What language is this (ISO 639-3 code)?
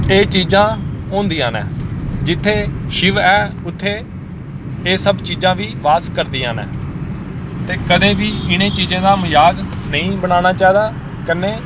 doi